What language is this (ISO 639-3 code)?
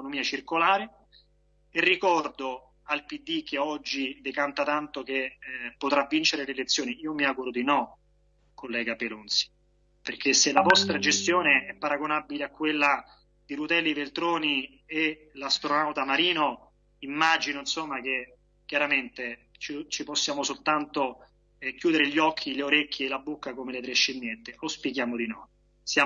ita